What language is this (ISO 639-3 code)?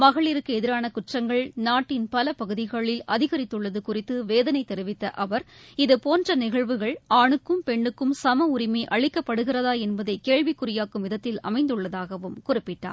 tam